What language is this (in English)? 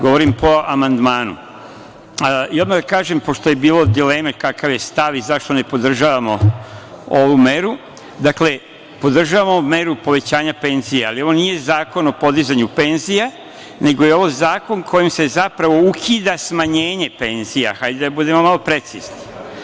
Serbian